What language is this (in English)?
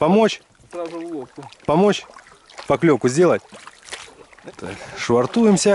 Russian